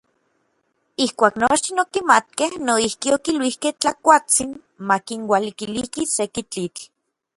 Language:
Orizaba Nahuatl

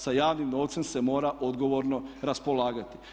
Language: Croatian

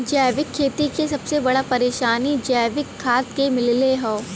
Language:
Bhojpuri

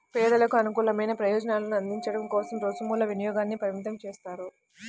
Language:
Telugu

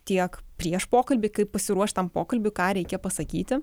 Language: Lithuanian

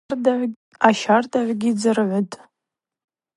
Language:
Abaza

